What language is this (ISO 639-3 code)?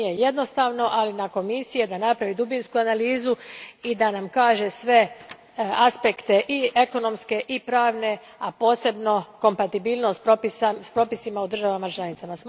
hrv